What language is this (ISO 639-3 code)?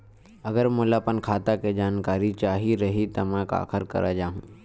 hne